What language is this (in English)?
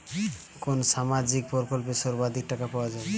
Bangla